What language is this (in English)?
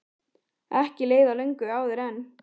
Icelandic